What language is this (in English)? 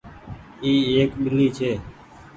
Goaria